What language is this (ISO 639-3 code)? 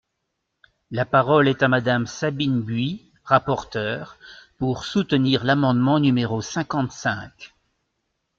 fra